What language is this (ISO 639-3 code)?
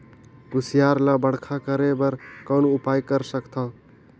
hne